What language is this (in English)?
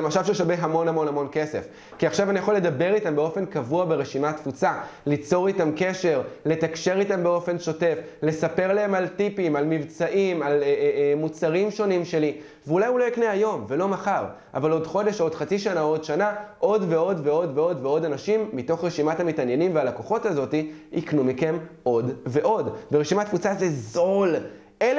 Hebrew